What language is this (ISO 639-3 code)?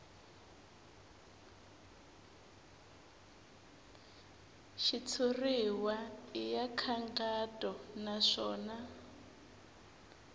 tso